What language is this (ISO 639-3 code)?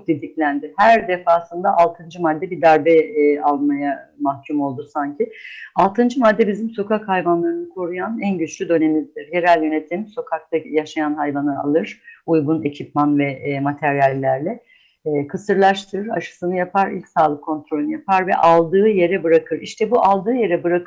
tur